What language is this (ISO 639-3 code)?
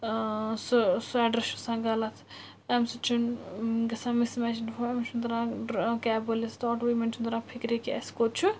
kas